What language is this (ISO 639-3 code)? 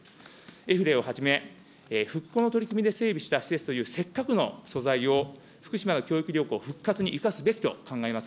jpn